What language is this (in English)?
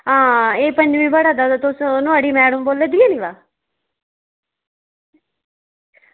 Dogri